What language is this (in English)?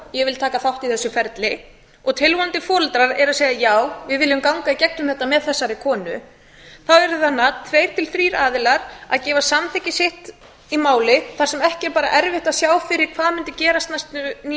Icelandic